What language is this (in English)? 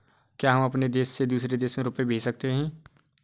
Hindi